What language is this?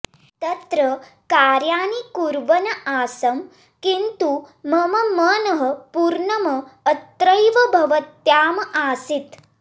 Sanskrit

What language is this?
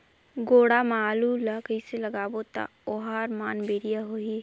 Chhattisgarhi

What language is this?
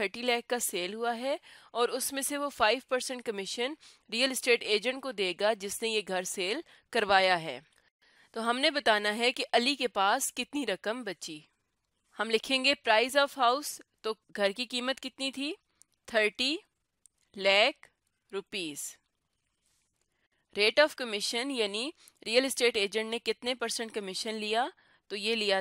Hindi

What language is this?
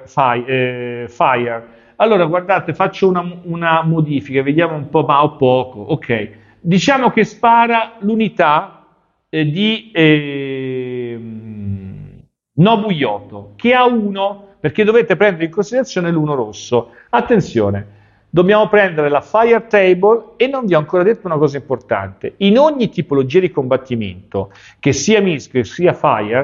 Italian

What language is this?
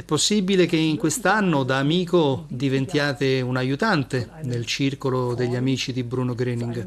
Italian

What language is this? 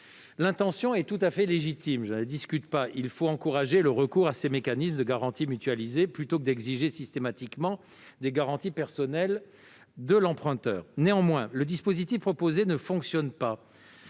French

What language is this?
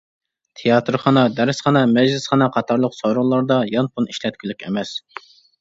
Uyghur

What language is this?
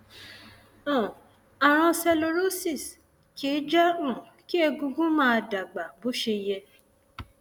Yoruba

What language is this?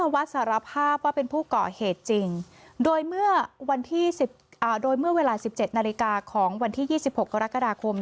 Thai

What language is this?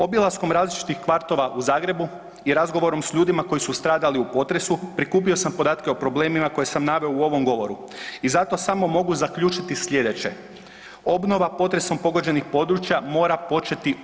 Croatian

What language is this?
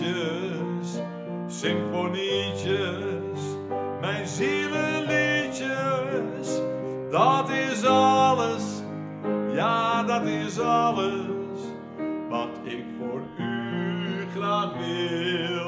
Dutch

